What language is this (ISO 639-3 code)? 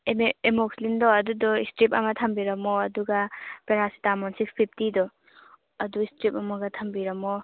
mni